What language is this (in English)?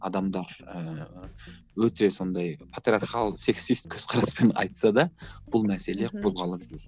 Kazakh